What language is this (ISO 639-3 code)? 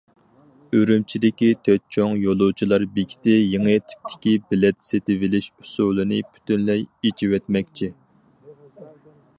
uig